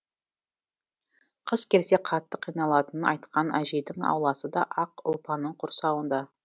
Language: Kazakh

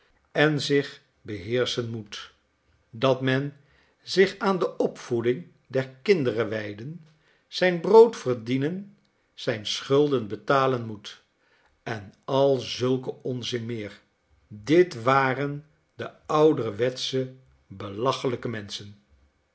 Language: Dutch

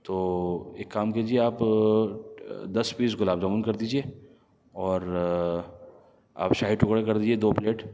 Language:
Urdu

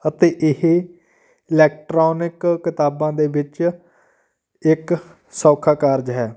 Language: Punjabi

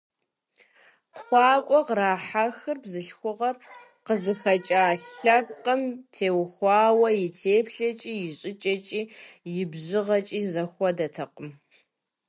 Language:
Kabardian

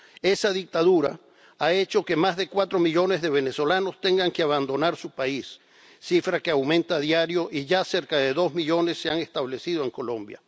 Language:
Spanish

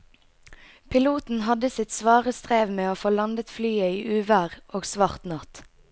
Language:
Norwegian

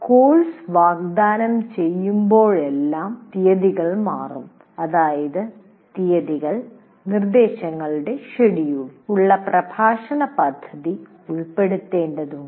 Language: Malayalam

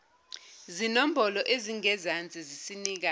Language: Zulu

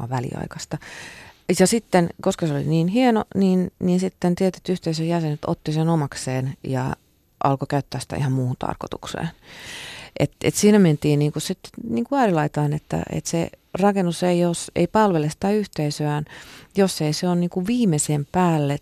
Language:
Finnish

